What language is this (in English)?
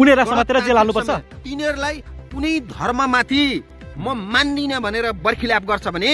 Romanian